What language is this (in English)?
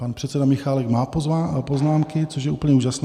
Czech